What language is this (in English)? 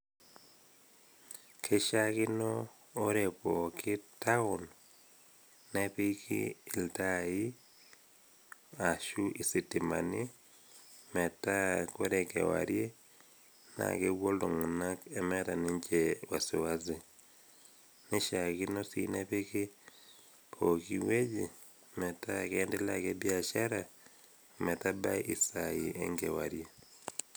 Masai